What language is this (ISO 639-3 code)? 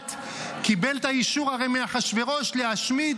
heb